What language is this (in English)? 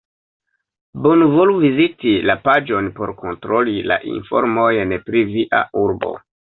Esperanto